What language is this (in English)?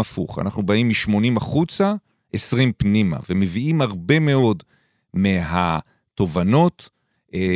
Hebrew